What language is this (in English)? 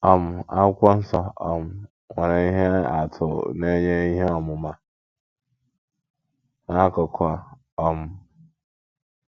Igbo